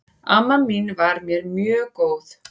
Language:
Icelandic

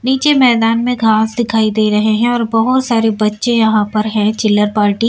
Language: Hindi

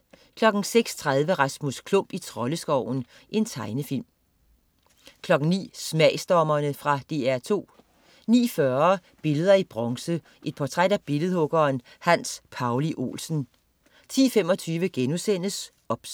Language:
Danish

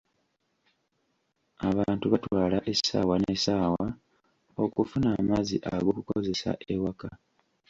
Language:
Ganda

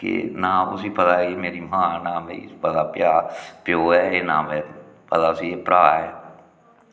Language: Dogri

